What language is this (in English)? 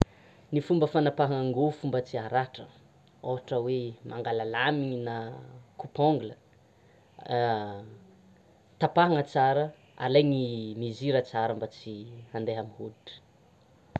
Tsimihety Malagasy